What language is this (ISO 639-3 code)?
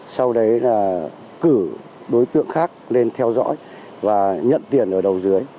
vie